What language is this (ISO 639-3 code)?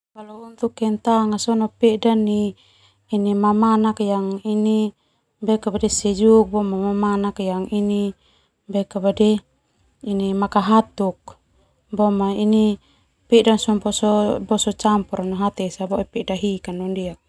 twu